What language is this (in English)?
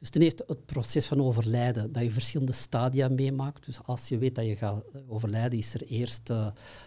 Dutch